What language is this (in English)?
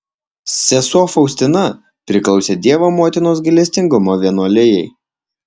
Lithuanian